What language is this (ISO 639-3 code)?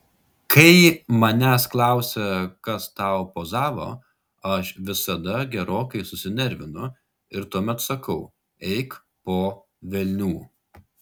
lit